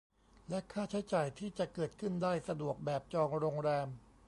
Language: Thai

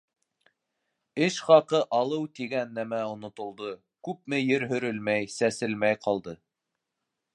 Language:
Bashkir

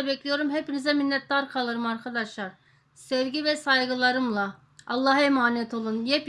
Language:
Turkish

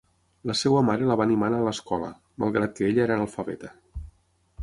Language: Catalan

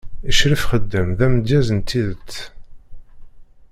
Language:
Kabyle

